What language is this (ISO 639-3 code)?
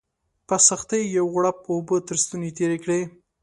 pus